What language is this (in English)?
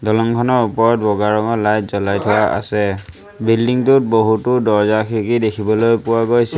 Assamese